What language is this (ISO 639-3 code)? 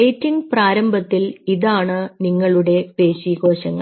mal